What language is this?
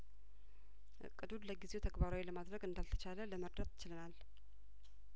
Amharic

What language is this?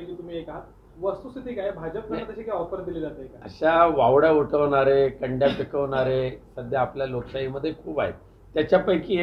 Marathi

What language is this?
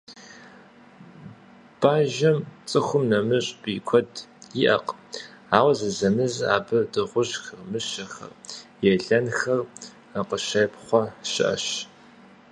Kabardian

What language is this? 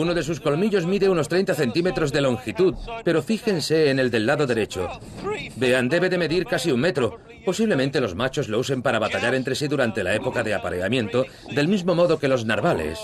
Spanish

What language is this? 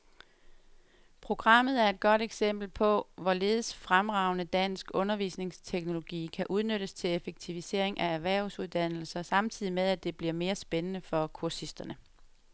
Danish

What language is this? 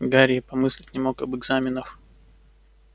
Russian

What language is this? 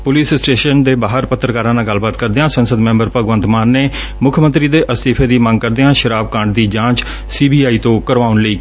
Punjabi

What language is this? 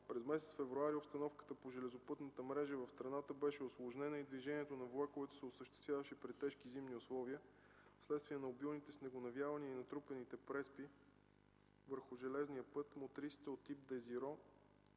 Bulgarian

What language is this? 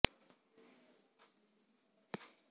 Punjabi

